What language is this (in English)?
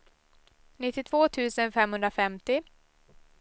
Swedish